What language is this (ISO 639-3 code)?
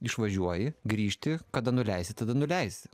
lit